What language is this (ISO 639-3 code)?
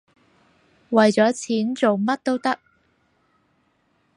yue